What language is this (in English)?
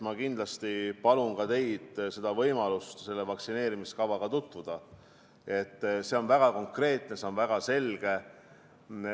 Estonian